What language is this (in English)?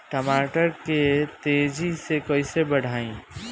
Bhojpuri